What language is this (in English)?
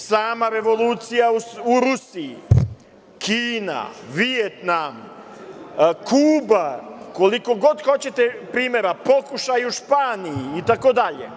Serbian